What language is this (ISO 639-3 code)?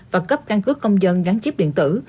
vie